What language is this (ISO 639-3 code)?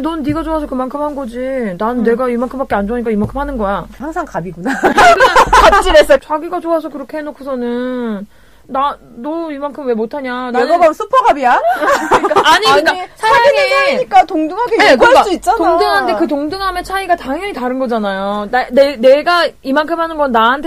kor